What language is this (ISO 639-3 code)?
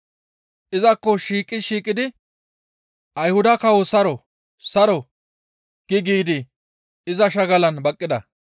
gmv